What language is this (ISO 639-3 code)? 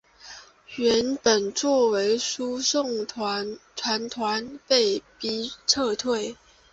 zho